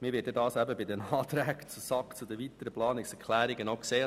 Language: Swiss German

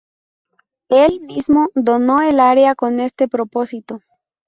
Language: Spanish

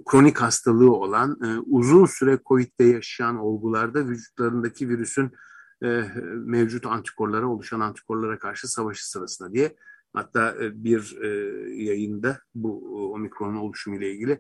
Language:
Turkish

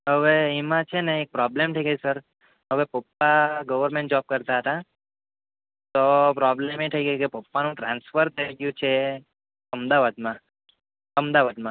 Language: Gujarati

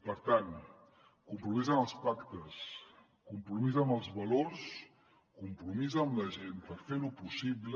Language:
Catalan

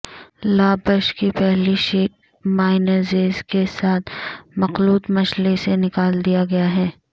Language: Urdu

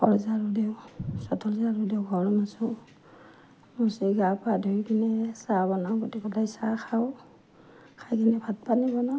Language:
Assamese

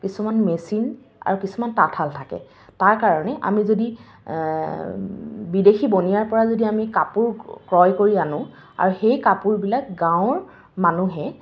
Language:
Assamese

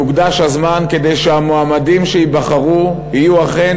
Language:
Hebrew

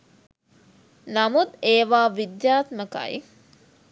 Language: Sinhala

